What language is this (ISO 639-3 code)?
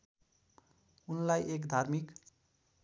nep